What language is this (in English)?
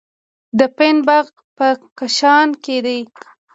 Pashto